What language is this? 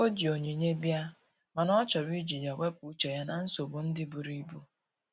Igbo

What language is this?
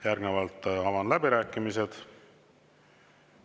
Estonian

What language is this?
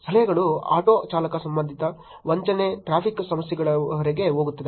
Kannada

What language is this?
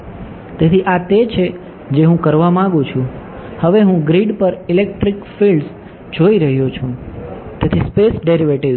Gujarati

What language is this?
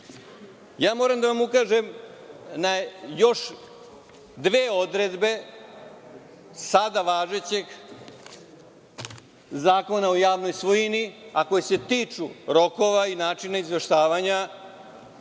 Serbian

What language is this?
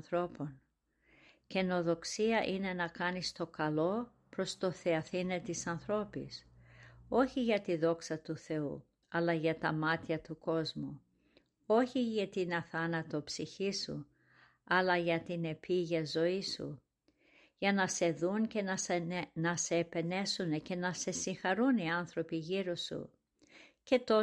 Greek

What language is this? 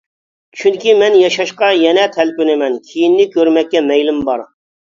Uyghur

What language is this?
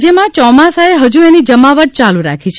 Gujarati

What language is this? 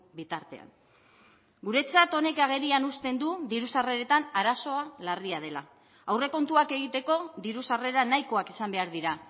Basque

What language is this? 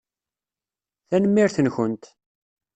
Kabyle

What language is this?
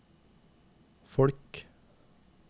Norwegian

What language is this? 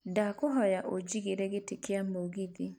Kikuyu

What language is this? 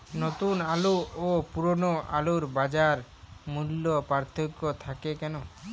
Bangla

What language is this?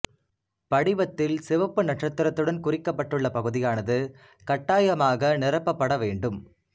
Tamil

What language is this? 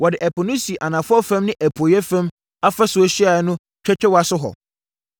Akan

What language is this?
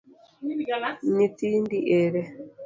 Luo (Kenya and Tanzania)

